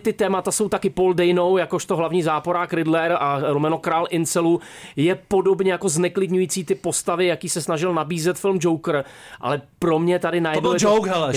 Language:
Czech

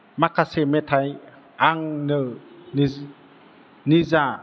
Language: Bodo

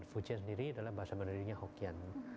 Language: Indonesian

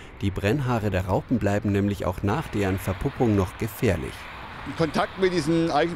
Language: German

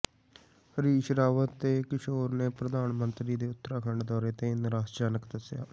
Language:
Punjabi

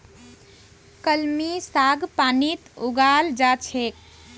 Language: Magahi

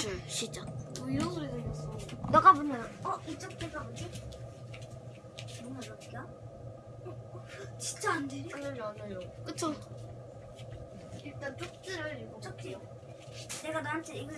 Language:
Korean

